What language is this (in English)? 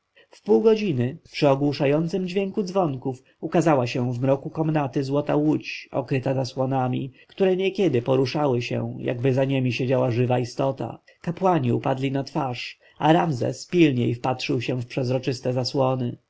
Polish